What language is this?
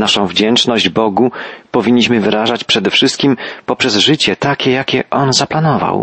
Polish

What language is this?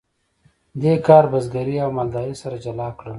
Pashto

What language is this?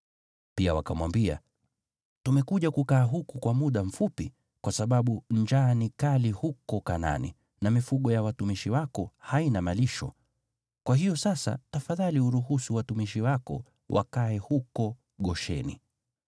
Swahili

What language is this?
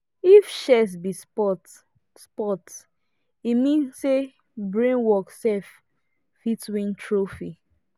Nigerian Pidgin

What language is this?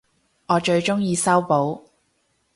Cantonese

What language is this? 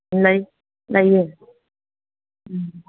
Manipuri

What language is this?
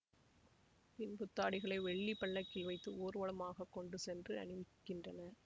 Tamil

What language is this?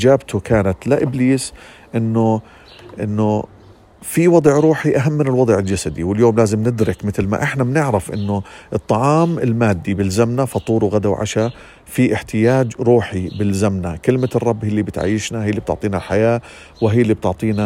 Arabic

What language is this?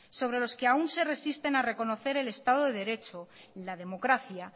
Spanish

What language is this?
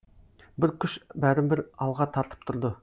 Kazakh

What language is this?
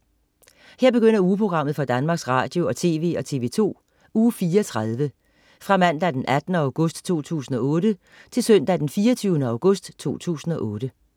Danish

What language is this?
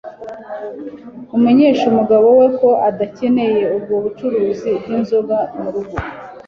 Kinyarwanda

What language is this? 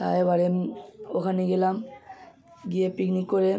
Bangla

